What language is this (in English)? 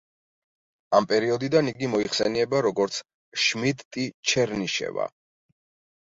Georgian